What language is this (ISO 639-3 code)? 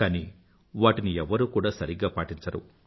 tel